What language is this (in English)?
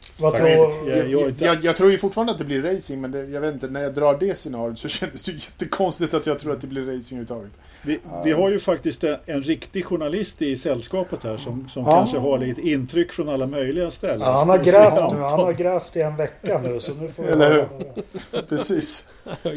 Swedish